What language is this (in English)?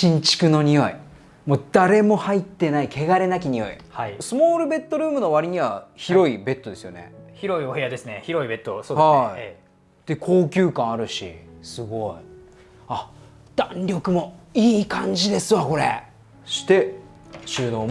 Japanese